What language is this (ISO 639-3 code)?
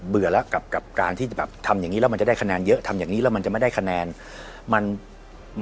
tha